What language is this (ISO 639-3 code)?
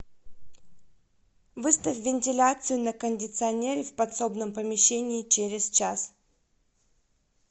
rus